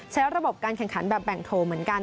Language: Thai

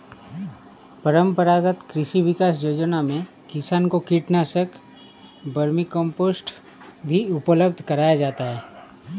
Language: Hindi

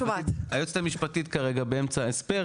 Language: Hebrew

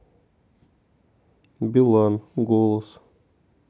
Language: Russian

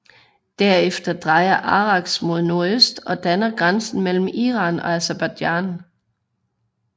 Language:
Danish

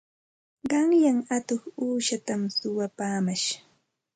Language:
Santa Ana de Tusi Pasco Quechua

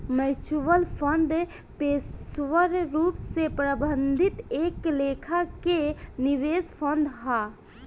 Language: Bhojpuri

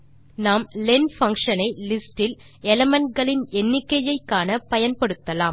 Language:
Tamil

